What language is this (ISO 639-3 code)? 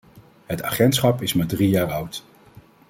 nld